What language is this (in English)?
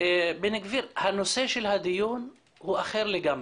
Hebrew